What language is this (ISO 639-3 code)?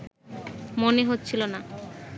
ben